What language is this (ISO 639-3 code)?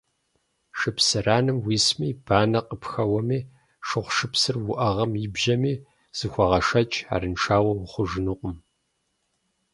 kbd